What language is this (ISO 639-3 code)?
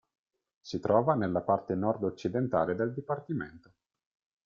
ita